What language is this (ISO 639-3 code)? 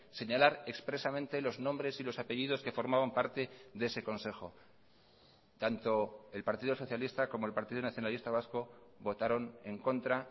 spa